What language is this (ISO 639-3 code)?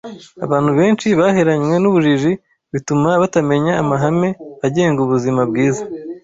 kin